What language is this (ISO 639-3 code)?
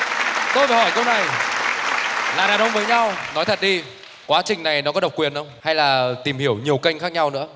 vie